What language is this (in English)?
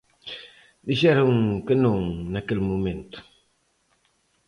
Galician